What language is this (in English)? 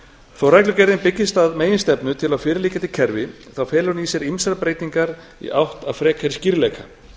Icelandic